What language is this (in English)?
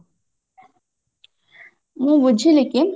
Odia